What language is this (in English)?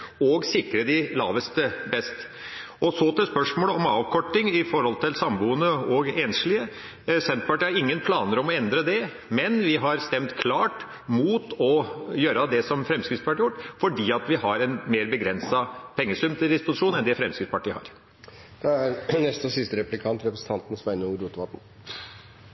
Norwegian